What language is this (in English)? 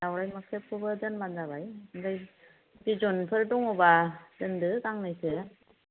Bodo